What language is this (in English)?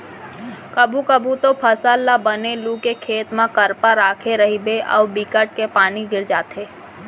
Chhattisgarhi